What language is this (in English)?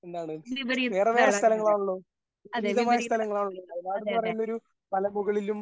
Malayalam